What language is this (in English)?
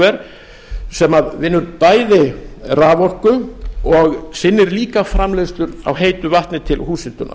Icelandic